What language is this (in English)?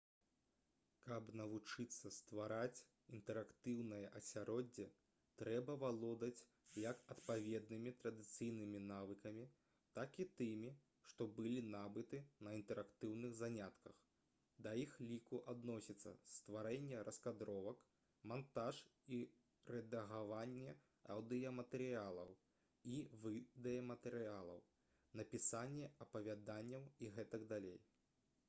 Belarusian